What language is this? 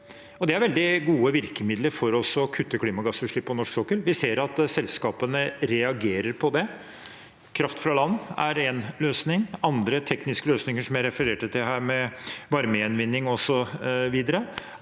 Norwegian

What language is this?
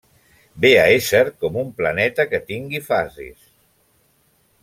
Catalan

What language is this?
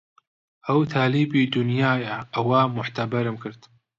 Central Kurdish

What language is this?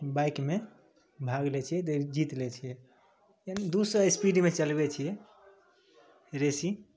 Maithili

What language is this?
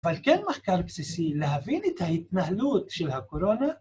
Hebrew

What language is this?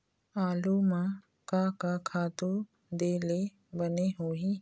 Chhattisgarhi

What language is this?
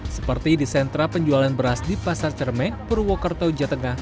Indonesian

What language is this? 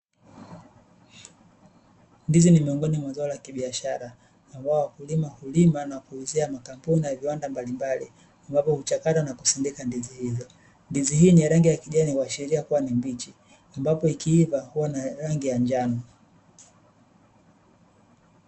Swahili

